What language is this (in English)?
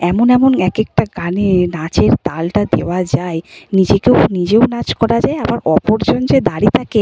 Bangla